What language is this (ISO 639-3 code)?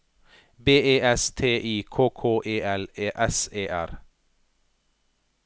nor